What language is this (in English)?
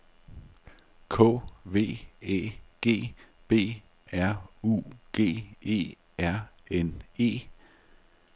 Danish